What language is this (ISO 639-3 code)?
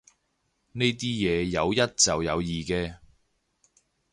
yue